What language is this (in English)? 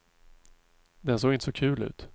Swedish